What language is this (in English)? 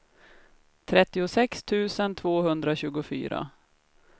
Swedish